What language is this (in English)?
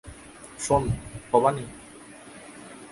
Bangla